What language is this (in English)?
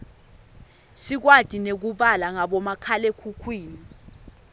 Swati